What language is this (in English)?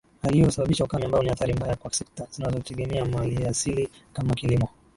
Swahili